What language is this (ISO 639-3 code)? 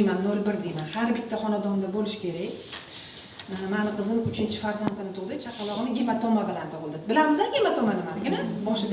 tur